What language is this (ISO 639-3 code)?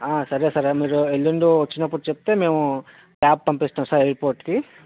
tel